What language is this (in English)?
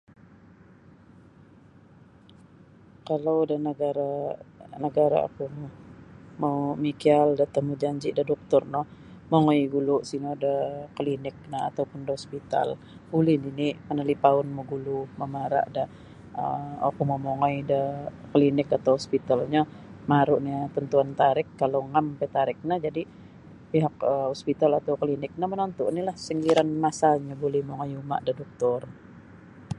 Sabah Bisaya